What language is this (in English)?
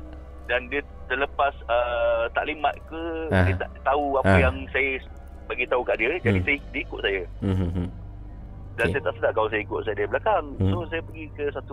Malay